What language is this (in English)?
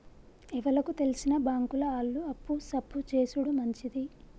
Telugu